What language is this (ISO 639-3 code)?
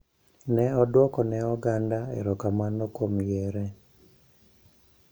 luo